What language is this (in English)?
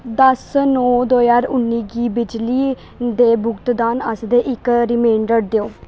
Dogri